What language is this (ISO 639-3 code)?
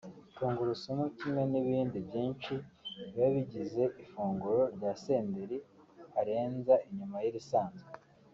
kin